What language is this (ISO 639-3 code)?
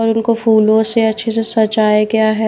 hin